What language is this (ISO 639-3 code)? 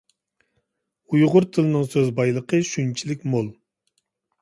uig